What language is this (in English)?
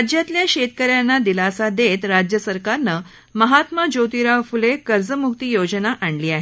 Marathi